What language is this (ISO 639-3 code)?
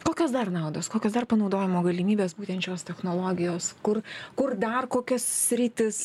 lit